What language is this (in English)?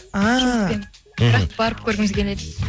Kazakh